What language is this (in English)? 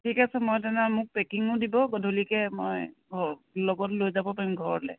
Assamese